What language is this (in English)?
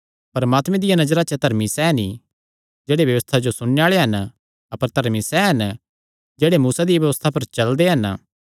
Kangri